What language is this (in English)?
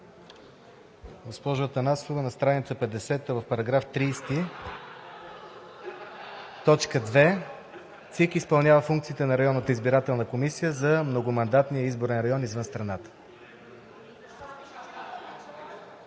Bulgarian